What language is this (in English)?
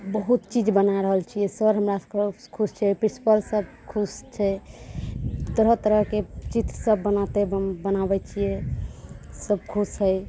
Maithili